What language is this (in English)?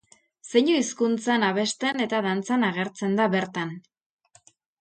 Basque